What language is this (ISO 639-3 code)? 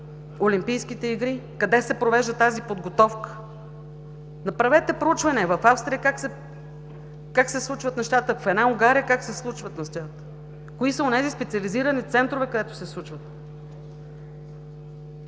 bul